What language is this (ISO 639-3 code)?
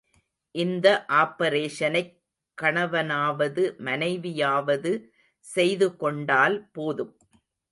tam